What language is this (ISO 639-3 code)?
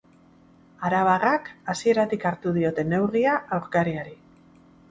eus